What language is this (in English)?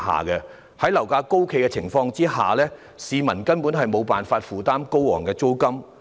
Cantonese